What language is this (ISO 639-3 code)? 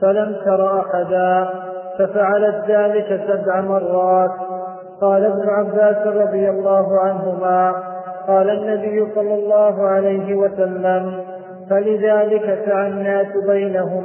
ara